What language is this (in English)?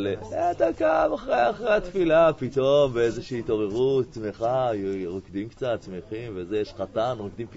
Hebrew